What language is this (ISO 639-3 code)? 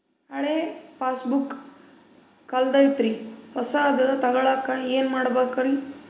kan